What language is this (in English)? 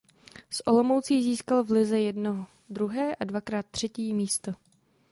Czech